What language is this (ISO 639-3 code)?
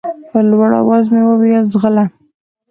pus